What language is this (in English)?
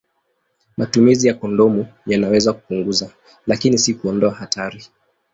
Swahili